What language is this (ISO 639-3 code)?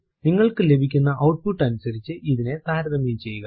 mal